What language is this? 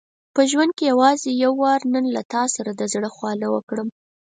Pashto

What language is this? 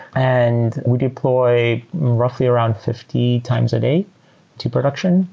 English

